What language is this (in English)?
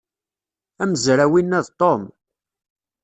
Kabyle